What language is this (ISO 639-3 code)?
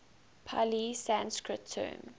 eng